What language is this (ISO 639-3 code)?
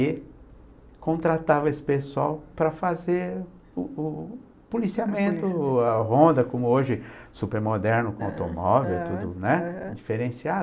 por